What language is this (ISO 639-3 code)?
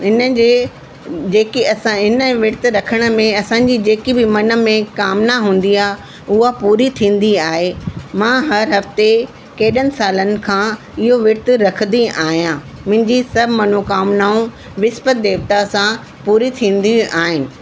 snd